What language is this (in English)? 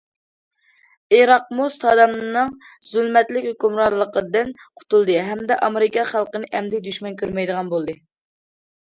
Uyghur